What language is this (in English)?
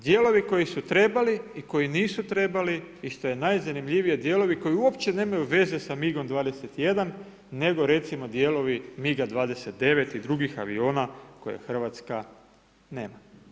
Croatian